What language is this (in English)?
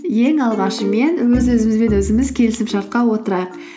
Kazakh